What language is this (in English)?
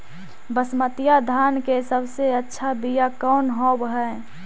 Magahi